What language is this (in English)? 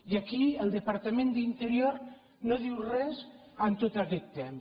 Catalan